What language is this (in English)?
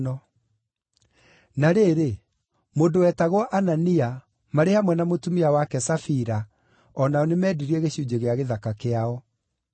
Kikuyu